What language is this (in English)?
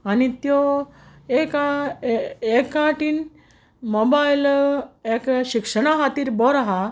Konkani